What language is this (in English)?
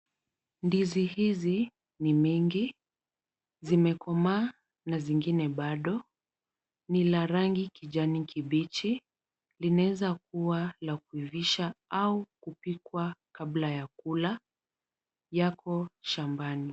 Swahili